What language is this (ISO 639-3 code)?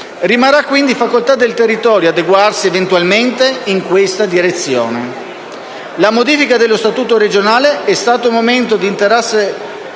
ita